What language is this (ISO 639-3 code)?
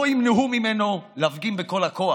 heb